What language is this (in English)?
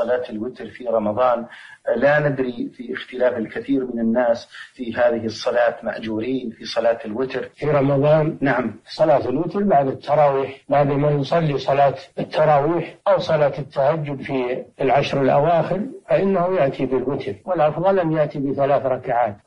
Arabic